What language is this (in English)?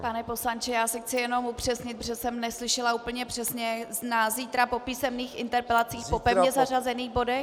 Czech